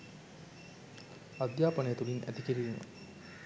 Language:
Sinhala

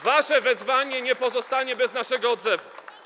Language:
Polish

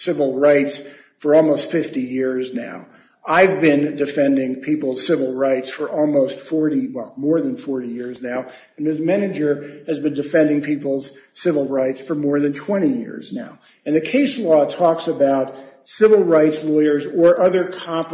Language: English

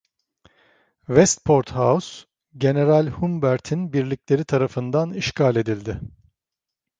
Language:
Turkish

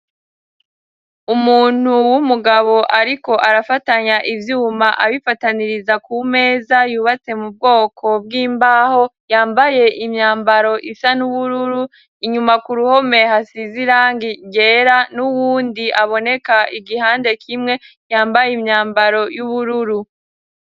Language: Rundi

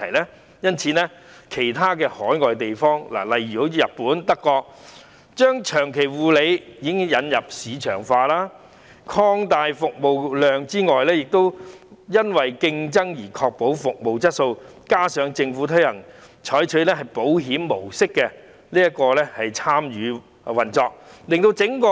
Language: Cantonese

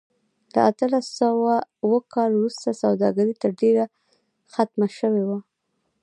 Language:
Pashto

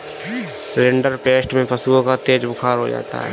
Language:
Hindi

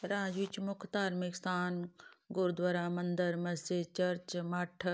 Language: Punjabi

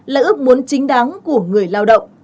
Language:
Vietnamese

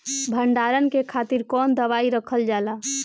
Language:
Bhojpuri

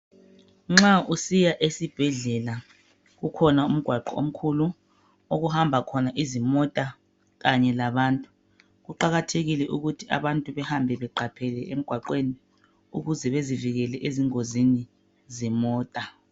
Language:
North Ndebele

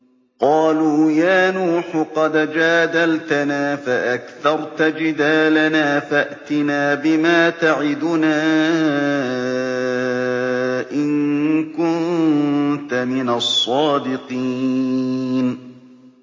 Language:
Arabic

